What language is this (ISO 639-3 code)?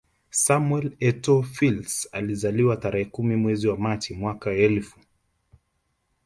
swa